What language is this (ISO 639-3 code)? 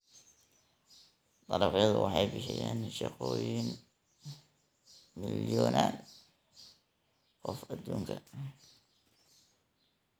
som